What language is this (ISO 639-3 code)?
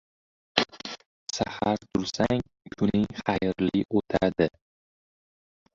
uzb